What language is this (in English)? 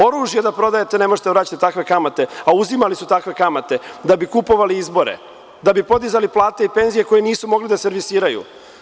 Serbian